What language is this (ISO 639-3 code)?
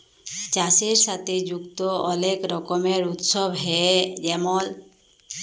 ben